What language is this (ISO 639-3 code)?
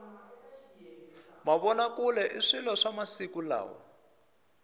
tso